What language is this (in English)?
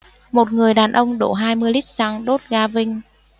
Vietnamese